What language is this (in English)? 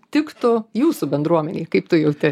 Lithuanian